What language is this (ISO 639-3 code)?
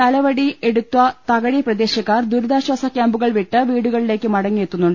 mal